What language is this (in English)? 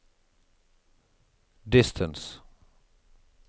Norwegian